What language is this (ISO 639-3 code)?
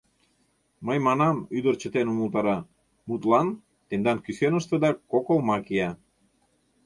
chm